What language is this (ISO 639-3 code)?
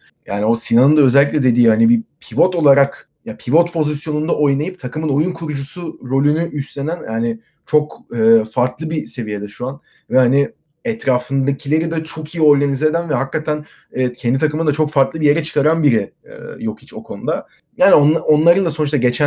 tur